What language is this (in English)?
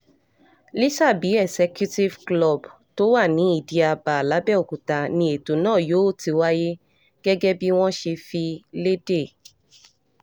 Yoruba